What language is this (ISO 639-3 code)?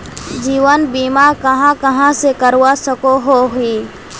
mag